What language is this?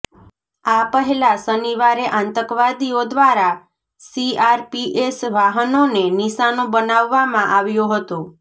Gujarati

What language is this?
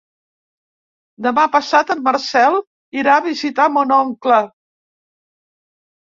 Catalan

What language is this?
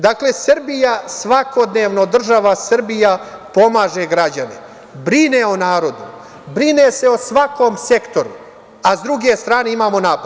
Serbian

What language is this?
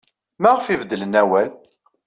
Kabyle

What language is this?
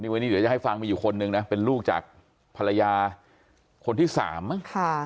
Thai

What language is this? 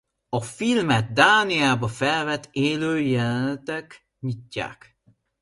Hungarian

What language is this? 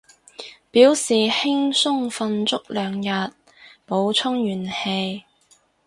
Cantonese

